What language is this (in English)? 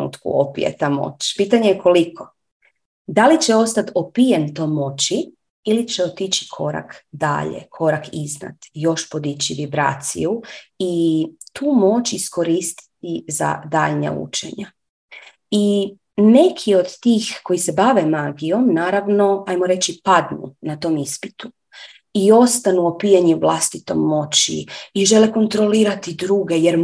Croatian